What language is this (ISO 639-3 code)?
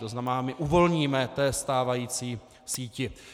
ces